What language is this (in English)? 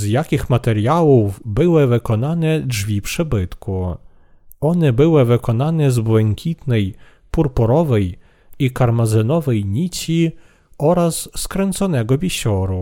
Polish